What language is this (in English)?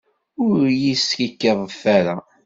Kabyle